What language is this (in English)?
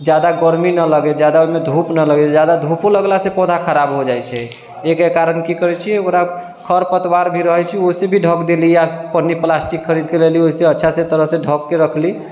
Maithili